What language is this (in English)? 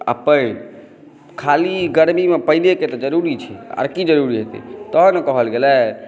Maithili